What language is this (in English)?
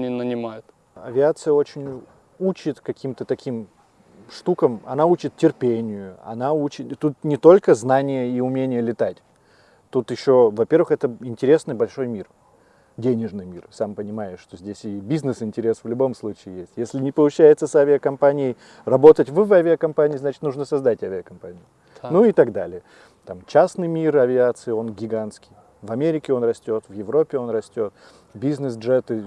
Russian